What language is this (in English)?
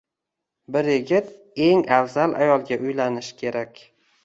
Uzbek